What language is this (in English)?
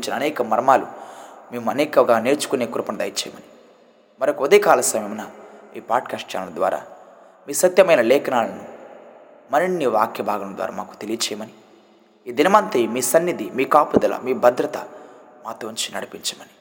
Telugu